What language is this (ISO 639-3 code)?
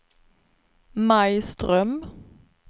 swe